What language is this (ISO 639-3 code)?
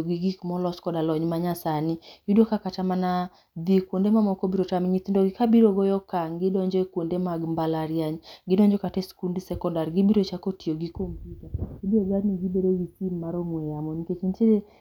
luo